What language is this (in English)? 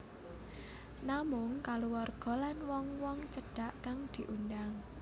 Javanese